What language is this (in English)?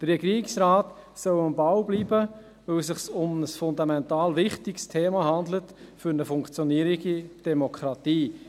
Swiss German